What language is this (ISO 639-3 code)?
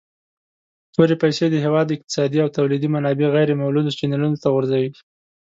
pus